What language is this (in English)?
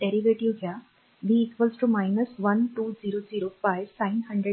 Marathi